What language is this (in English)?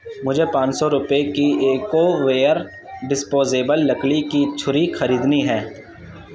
Urdu